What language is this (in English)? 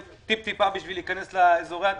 Hebrew